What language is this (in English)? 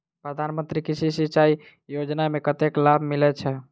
Maithili